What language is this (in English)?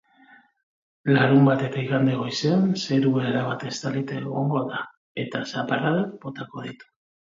Basque